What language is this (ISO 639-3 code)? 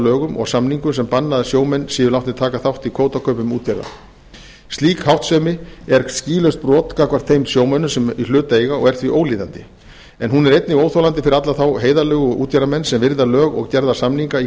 isl